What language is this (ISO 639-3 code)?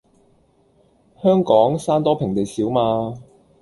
yue